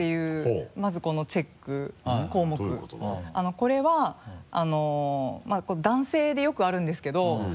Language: Japanese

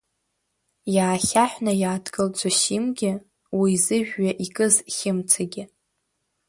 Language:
Abkhazian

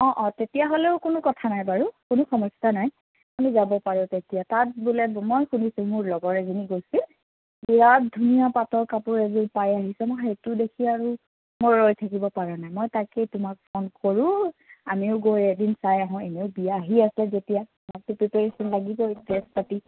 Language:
Assamese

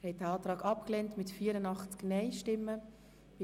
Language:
Swiss German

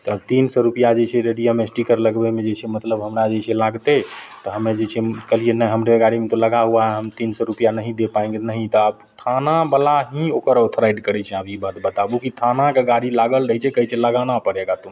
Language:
Maithili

